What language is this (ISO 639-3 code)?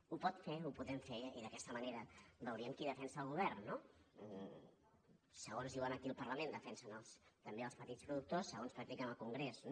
cat